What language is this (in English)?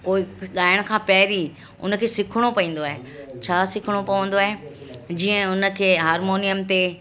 Sindhi